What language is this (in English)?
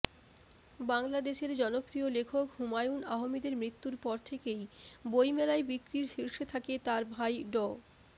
Bangla